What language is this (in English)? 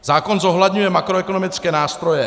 Czech